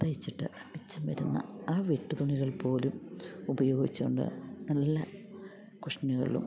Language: Malayalam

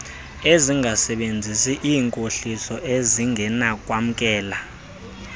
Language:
Xhosa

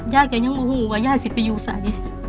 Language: Thai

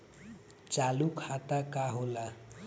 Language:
Bhojpuri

